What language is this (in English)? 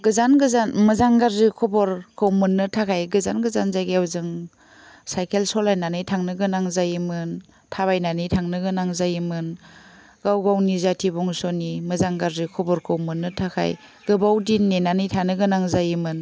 Bodo